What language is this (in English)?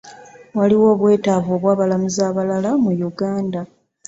Ganda